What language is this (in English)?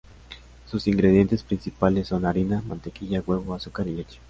Spanish